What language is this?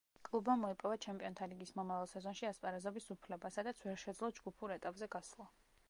Georgian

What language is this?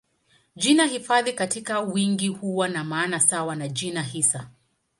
Swahili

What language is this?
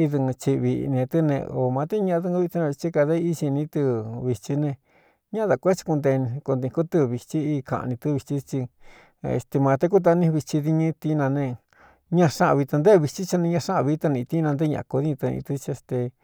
Cuyamecalco Mixtec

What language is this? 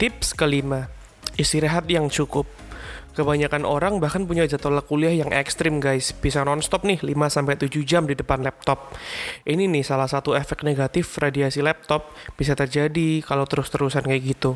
Indonesian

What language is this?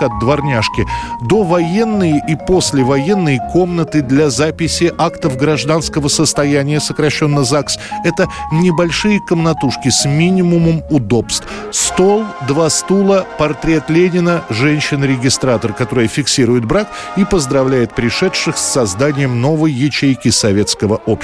Russian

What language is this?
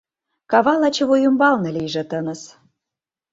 Mari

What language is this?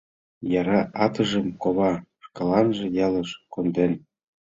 Mari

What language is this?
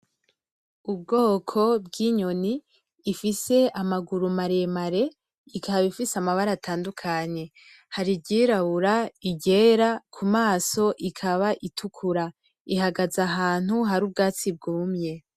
Rundi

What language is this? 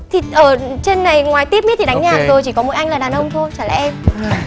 Vietnamese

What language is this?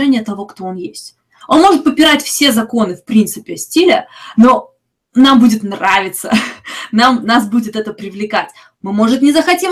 Russian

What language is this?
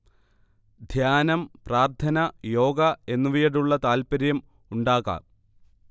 Malayalam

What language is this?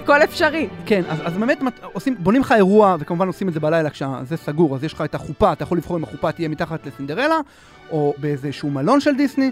Hebrew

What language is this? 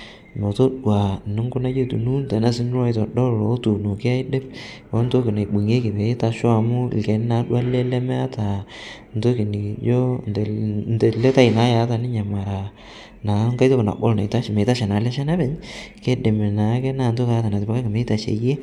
Masai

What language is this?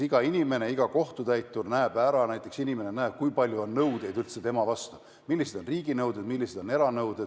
Estonian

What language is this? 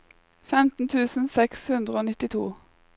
Norwegian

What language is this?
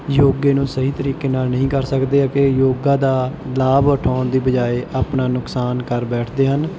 Punjabi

